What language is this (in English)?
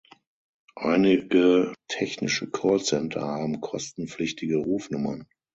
German